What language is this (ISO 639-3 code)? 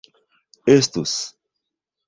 epo